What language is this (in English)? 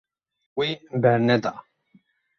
Kurdish